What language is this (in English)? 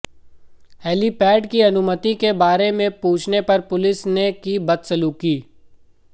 Hindi